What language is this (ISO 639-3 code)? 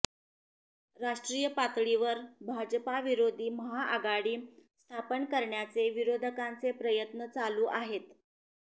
mar